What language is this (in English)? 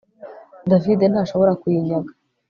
Kinyarwanda